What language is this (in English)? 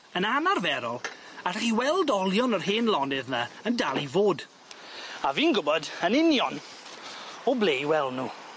Welsh